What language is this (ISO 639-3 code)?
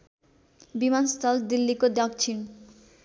nep